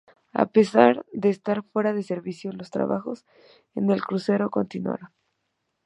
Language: Spanish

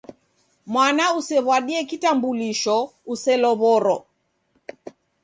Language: Taita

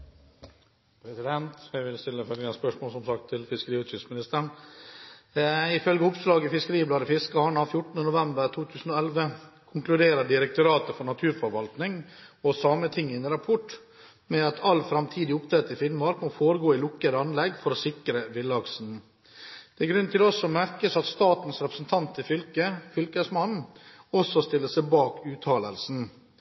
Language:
Norwegian Bokmål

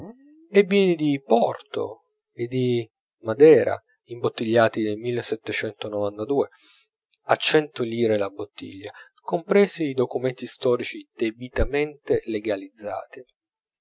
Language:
Italian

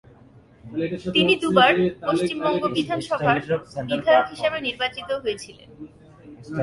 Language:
Bangla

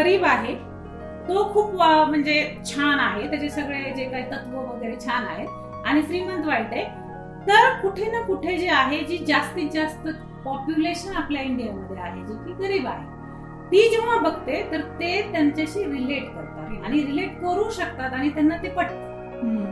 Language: Marathi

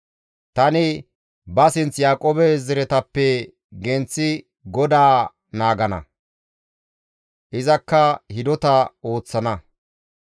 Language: Gamo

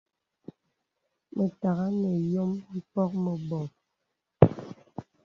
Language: Bebele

